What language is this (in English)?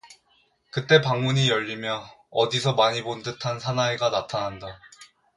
Korean